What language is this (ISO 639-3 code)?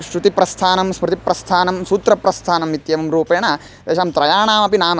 san